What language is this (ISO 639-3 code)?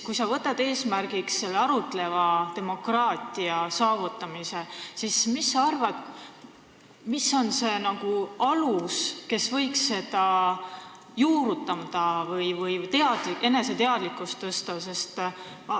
est